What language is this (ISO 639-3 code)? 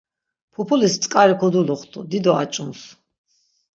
lzz